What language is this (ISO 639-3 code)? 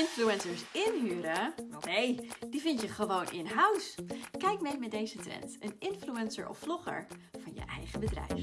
nld